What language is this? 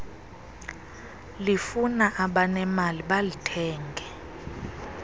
Xhosa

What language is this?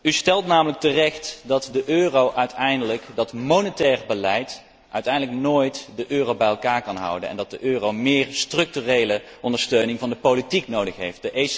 Dutch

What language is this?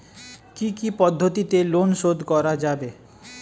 Bangla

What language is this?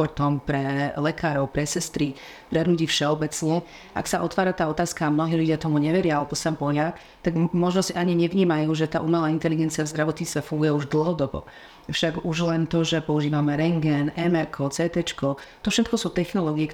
Slovak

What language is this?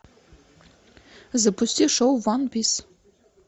Russian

